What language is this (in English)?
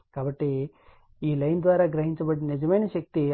Telugu